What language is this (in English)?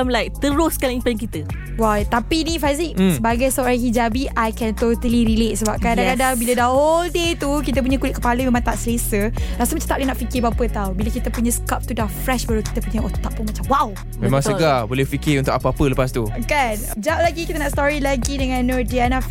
Malay